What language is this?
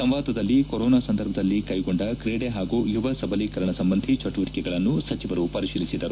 Kannada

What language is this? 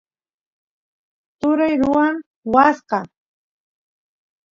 Santiago del Estero Quichua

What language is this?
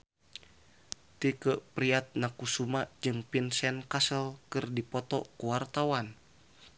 Sundanese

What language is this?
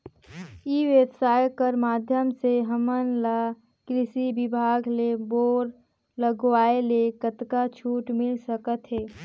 Chhattisgarhi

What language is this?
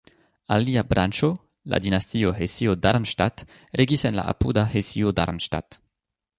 Esperanto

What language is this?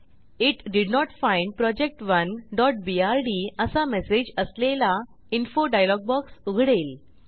Marathi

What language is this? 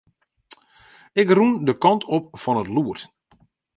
Western Frisian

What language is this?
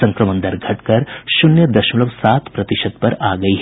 Hindi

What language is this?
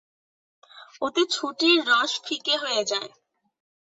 Bangla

